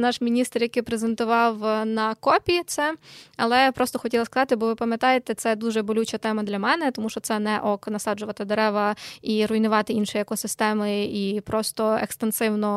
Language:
Ukrainian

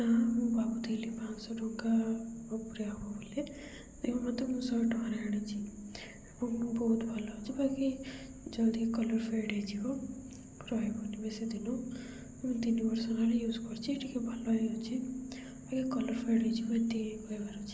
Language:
Odia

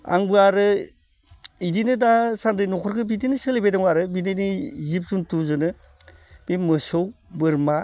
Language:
Bodo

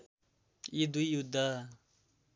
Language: Nepali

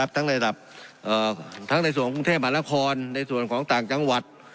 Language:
Thai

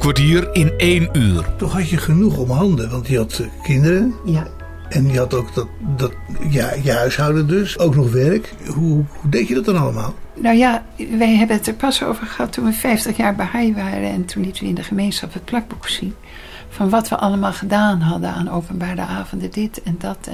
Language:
Dutch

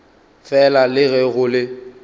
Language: Northern Sotho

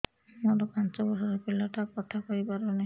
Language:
Odia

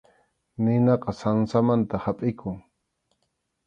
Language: Arequipa-La Unión Quechua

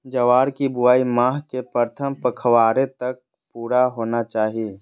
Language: Magahi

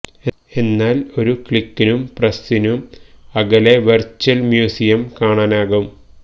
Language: Malayalam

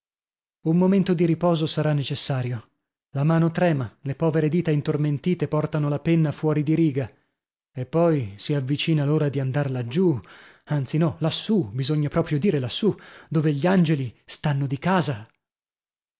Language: Italian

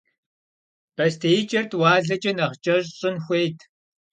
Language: Kabardian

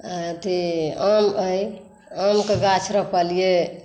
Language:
Maithili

